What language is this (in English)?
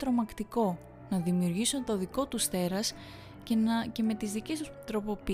Greek